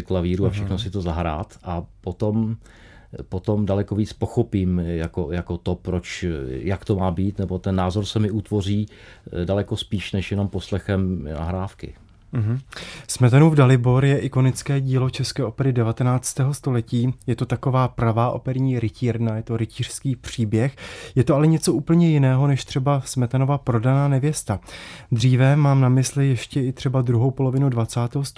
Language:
Czech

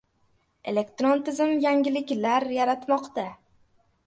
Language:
Uzbek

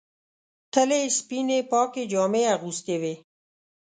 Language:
Pashto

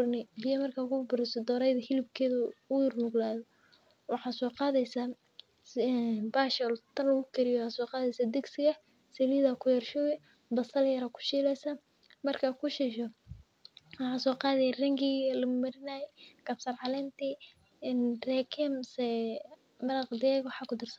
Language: Somali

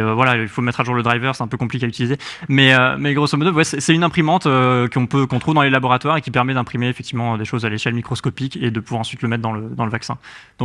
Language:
French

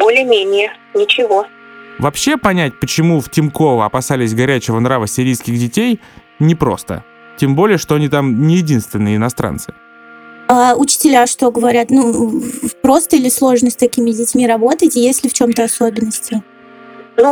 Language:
Russian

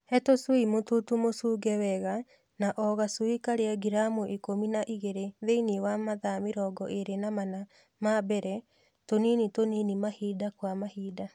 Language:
Kikuyu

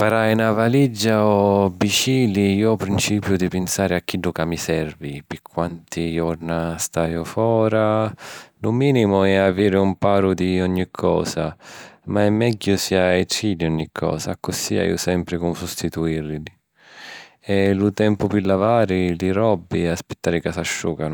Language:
Sicilian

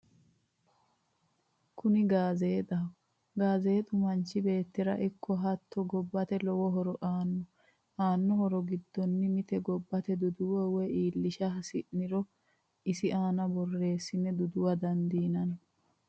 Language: Sidamo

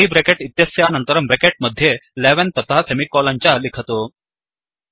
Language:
Sanskrit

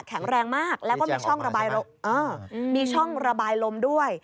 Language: Thai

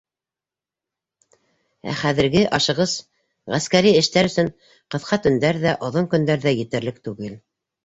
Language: Bashkir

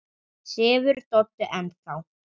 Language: Icelandic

